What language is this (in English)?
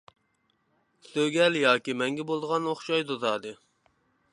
Uyghur